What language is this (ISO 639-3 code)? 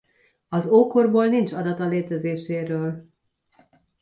hun